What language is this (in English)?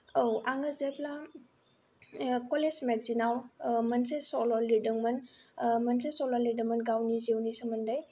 Bodo